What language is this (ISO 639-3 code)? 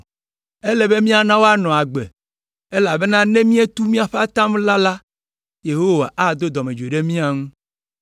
ewe